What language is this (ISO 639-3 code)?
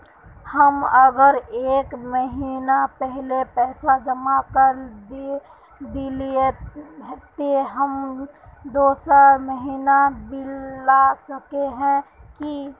mag